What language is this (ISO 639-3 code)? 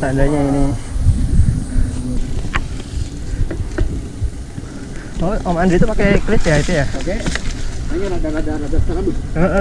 ind